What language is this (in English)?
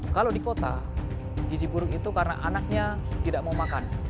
Indonesian